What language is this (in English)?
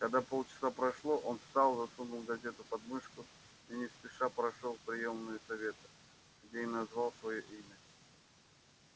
Russian